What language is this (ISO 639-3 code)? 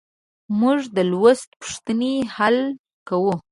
pus